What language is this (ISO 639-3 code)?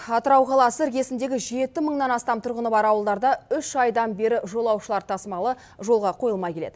kaz